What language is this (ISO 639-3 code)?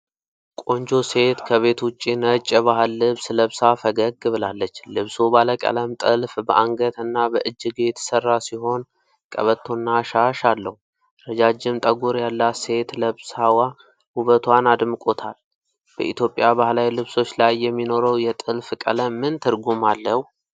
amh